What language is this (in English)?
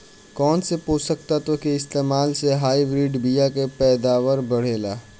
Bhojpuri